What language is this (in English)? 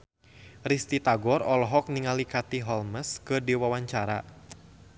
Sundanese